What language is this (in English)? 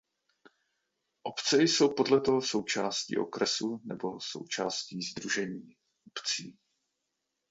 Czech